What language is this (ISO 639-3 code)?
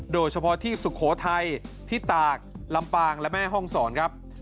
tha